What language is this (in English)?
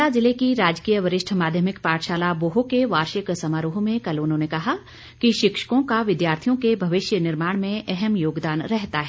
Hindi